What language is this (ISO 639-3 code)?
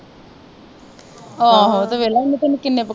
pan